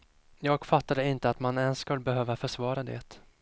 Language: Swedish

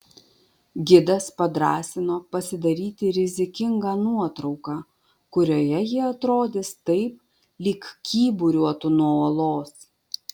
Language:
Lithuanian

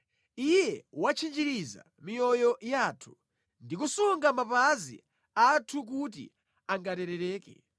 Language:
Nyanja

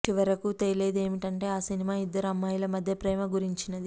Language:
Telugu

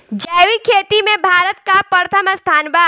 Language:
Bhojpuri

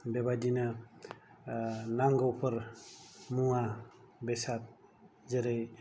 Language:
Bodo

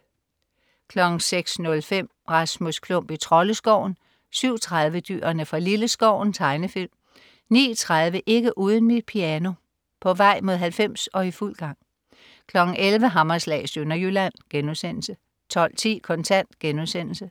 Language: Danish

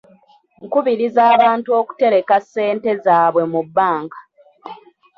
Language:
Ganda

